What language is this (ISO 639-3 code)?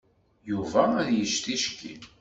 kab